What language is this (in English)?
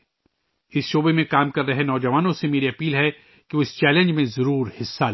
Urdu